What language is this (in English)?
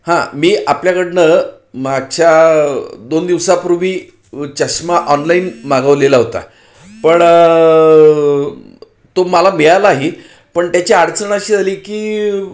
Marathi